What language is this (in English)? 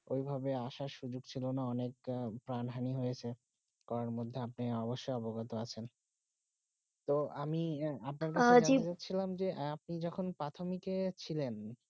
Bangla